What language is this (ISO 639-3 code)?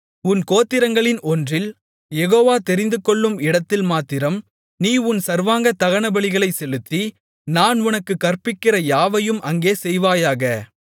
tam